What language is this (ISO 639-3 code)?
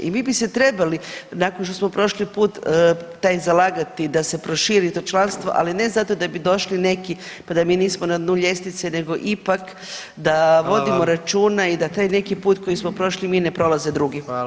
hrv